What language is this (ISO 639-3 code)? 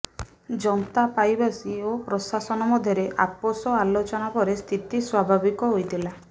ori